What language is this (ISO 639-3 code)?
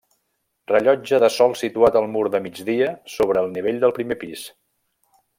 cat